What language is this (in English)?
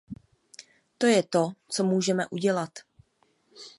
Czech